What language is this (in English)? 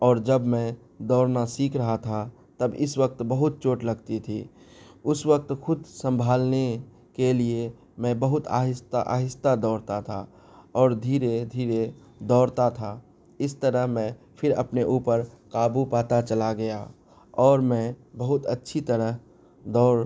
Urdu